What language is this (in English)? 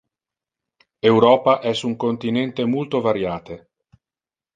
Interlingua